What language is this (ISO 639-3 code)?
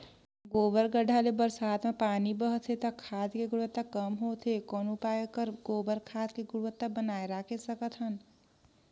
hne